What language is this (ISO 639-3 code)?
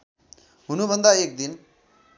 nep